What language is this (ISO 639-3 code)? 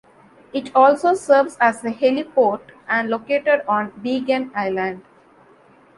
eng